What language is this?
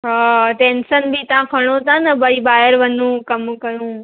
Sindhi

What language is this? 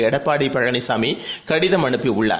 Tamil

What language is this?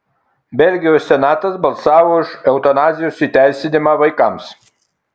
Lithuanian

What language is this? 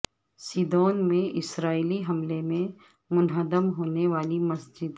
Urdu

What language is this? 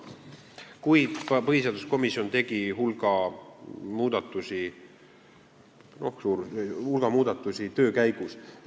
Estonian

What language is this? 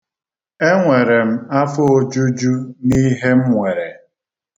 Igbo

